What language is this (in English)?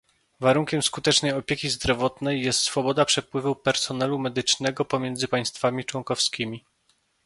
Polish